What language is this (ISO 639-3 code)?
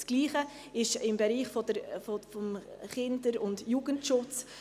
gsw